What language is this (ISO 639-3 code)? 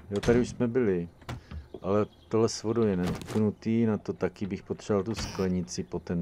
ces